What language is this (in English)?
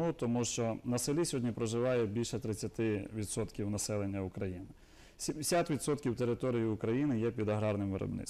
Ukrainian